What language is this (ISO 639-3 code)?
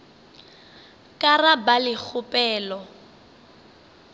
nso